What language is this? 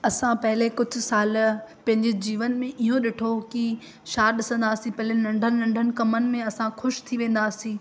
Sindhi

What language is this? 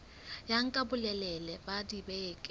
Southern Sotho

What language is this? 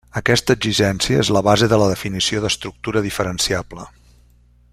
Catalan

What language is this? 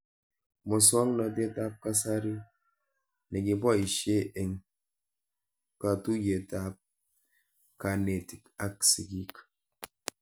Kalenjin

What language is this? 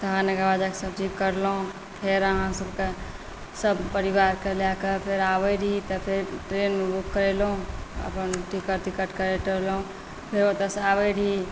Maithili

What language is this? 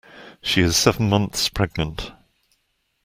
English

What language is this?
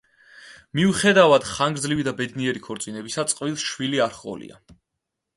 Georgian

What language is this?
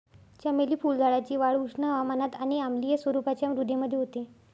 Marathi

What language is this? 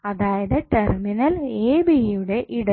Malayalam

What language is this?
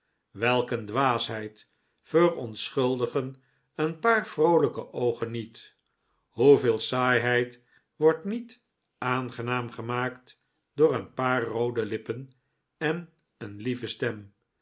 Dutch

